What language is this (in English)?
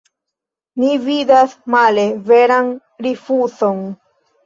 Esperanto